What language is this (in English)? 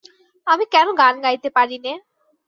Bangla